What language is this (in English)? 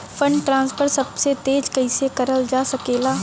Bhojpuri